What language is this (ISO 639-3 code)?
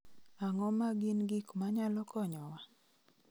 luo